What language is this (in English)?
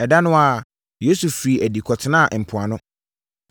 Akan